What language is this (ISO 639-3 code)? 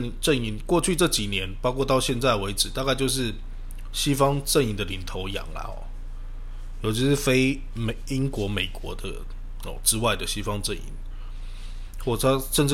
zho